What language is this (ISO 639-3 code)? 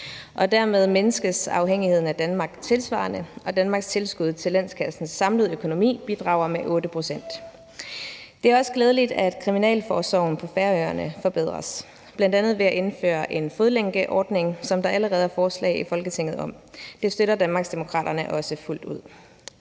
dan